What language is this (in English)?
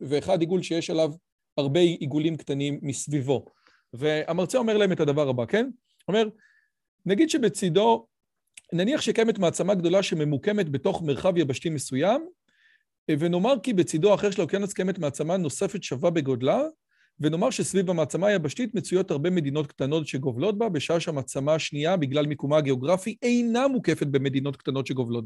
Hebrew